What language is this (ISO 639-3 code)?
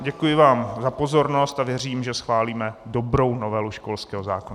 ces